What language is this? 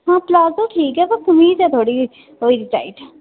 Dogri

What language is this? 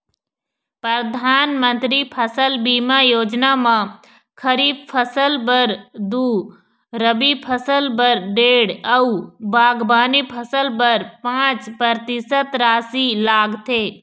Chhattisgarhi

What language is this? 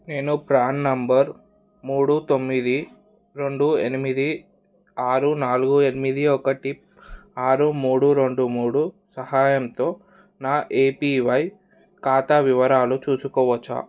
Telugu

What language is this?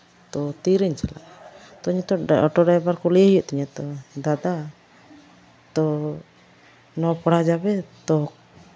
Santali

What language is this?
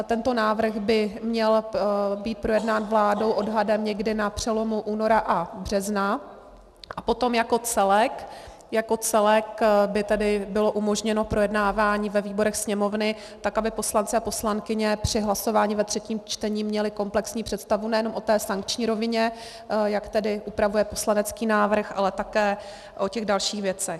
Czech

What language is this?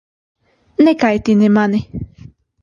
Latvian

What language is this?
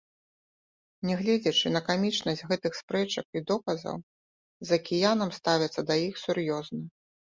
Belarusian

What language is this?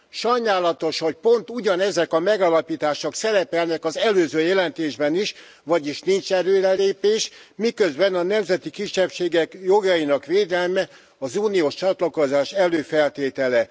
Hungarian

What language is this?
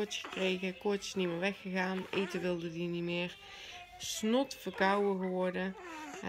Dutch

